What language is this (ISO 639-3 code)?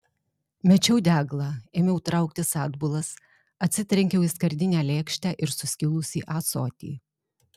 lit